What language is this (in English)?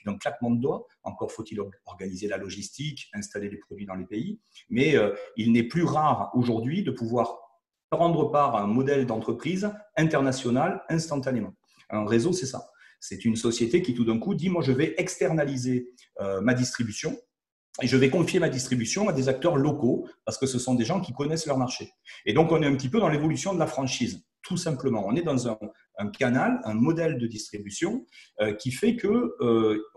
French